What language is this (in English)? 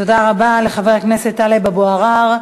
Hebrew